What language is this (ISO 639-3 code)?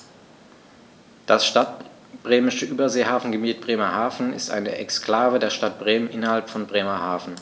deu